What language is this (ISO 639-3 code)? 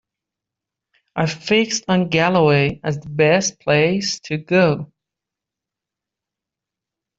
eng